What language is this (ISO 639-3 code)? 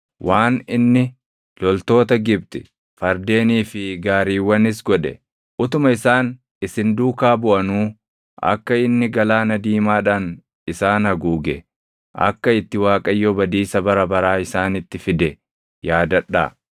orm